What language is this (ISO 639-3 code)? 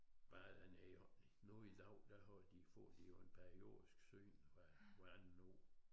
dan